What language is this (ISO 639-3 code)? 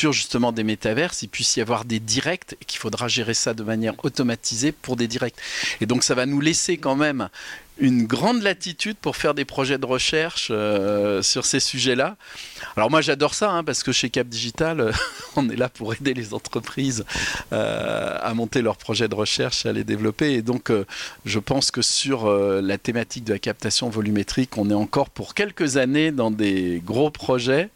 fra